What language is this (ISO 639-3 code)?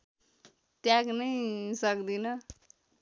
nep